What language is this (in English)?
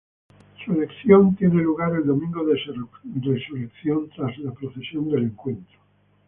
Spanish